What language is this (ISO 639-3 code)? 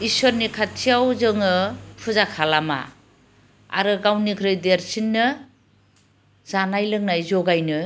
brx